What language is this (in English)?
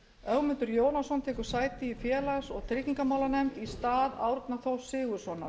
Icelandic